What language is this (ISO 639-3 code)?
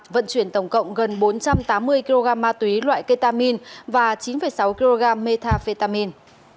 vie